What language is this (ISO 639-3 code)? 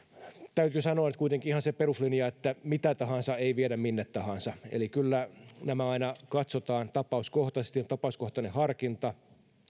fin